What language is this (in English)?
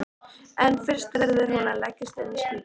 Icelandic